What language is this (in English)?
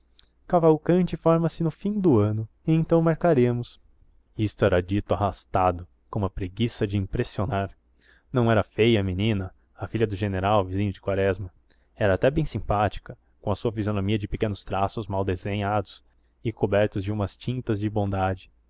Portuguese